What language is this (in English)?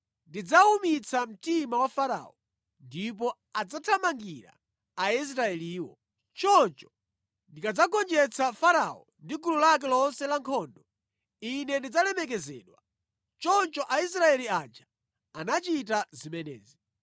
Nyanja